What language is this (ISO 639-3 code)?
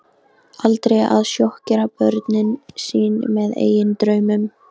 isl